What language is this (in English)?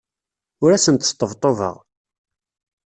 Kabyle